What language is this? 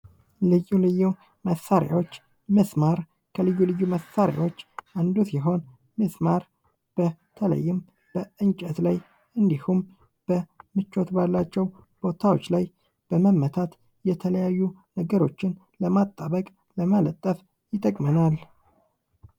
Amharic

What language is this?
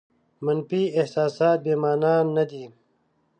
Pashto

